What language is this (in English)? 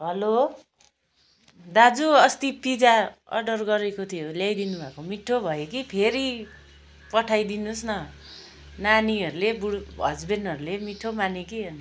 Nepali